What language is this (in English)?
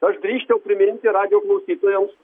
Lithuanian